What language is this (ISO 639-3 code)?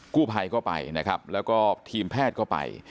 tha